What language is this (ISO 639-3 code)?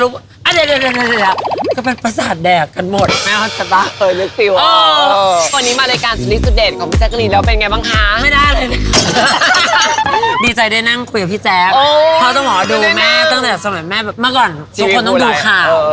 tha